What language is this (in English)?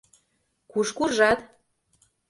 Mari